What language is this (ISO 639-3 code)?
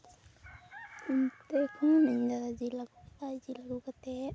sat